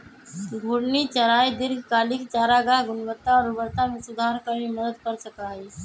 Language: Magahi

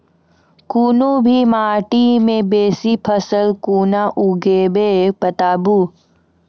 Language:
Maithili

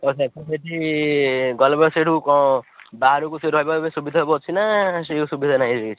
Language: Odia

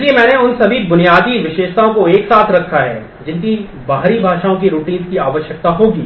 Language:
Hindi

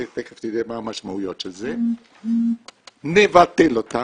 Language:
Hebrew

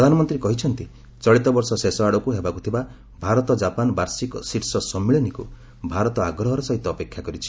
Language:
Odia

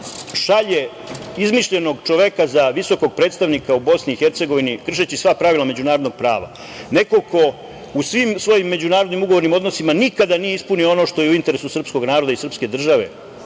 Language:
Serbian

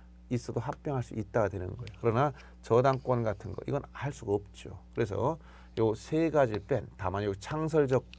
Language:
Korean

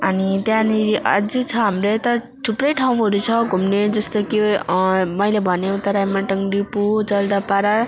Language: Nepali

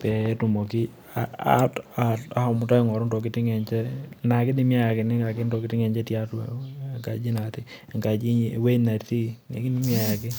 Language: Masai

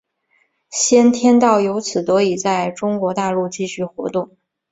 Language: Chinese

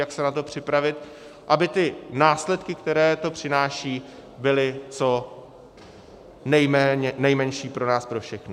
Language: Czech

